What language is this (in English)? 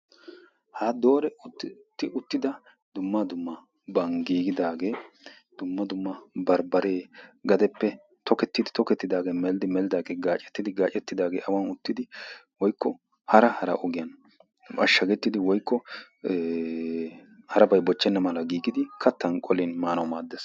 Wolaytta